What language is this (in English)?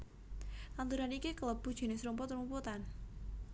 Javanese